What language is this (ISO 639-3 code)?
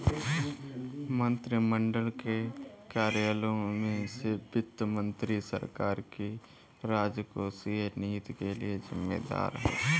hin